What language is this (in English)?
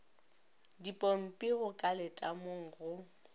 Northern Sotho